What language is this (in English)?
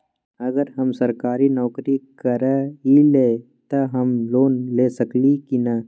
Magahi